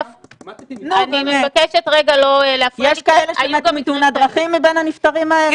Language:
Hebrew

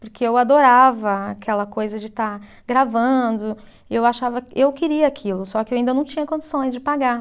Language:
Portuguese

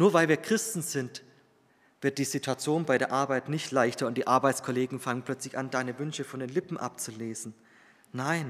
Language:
German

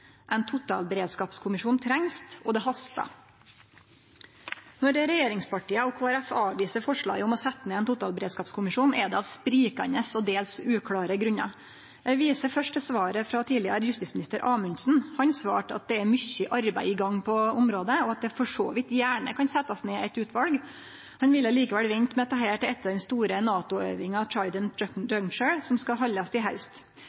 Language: Norwegian Nynorsk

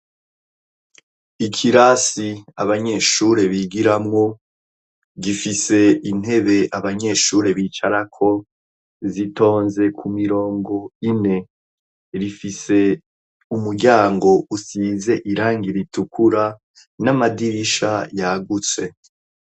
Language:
Rundi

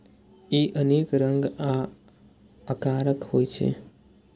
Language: Maithili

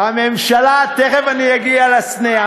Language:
Hebrew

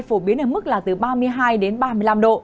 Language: Vietnamese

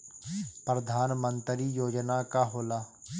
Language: Bhojpuri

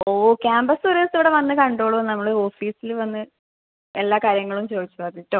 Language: Malayalam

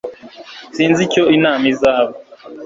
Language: Kinyarwanda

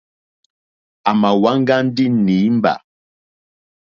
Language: Mokpwe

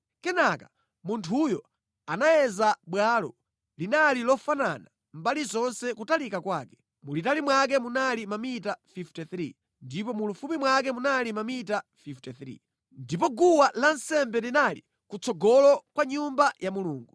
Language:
Nyanja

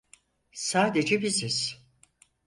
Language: Turkish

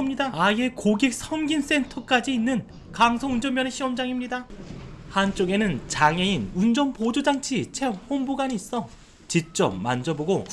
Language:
Korean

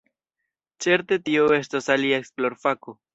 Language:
Esperanto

